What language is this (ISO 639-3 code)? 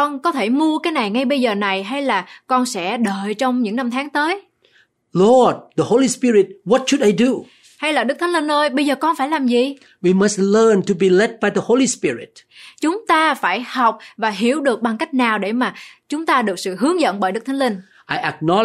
vie